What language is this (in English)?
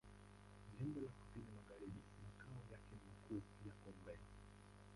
Swahili